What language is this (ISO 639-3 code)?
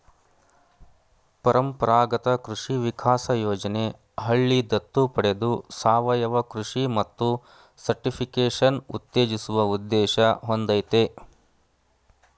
kan